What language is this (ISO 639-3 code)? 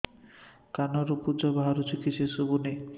ori